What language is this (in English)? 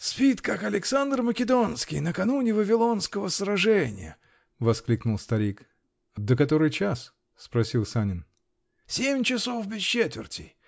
Russian